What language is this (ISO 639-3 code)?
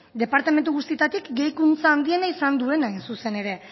eus